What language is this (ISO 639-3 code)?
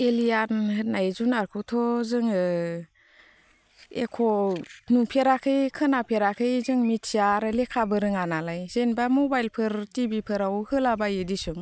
brx